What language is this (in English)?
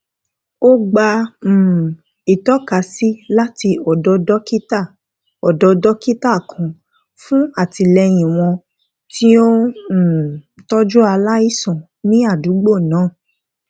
Yoruba